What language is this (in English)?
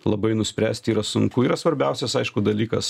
Lithuanian